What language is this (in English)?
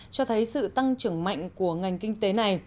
Vietnamese